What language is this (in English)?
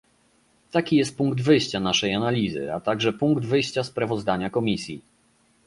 Polish